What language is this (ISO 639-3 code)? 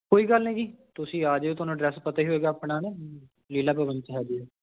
pan